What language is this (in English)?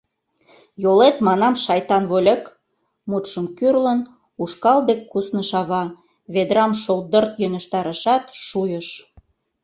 Mari